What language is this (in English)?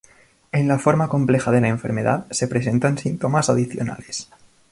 Spanish